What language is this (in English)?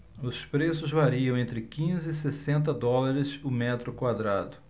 Portuguese